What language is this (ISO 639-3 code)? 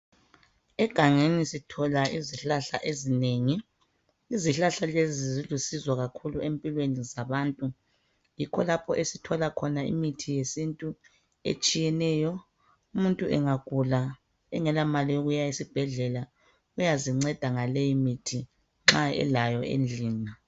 nde